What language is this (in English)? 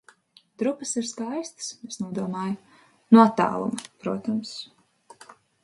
Latvian